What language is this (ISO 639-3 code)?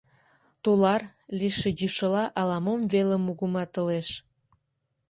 chm